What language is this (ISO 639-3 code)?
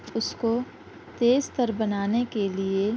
urd